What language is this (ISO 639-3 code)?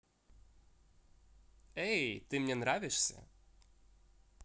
rus